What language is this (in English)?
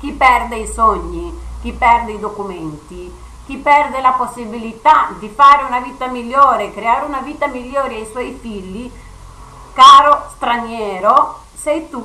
Italian